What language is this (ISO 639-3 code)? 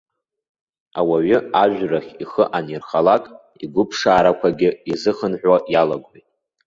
abk